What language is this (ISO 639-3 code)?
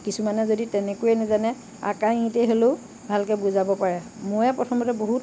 asm